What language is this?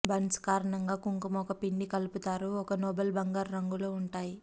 Telugu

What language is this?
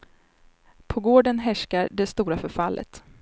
Swedish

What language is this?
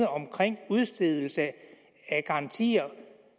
Danish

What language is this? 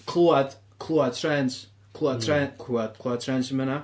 Welsh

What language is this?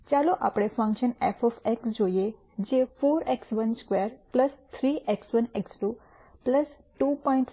Gujarati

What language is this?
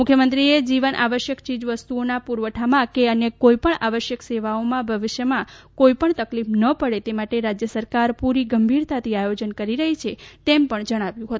Gujarati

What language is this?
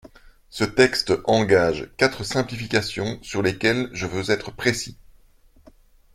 French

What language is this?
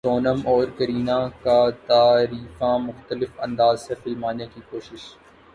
Urdu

